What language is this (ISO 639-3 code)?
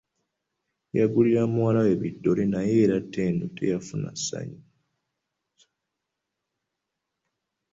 lug